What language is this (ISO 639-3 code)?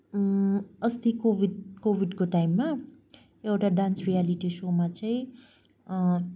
nep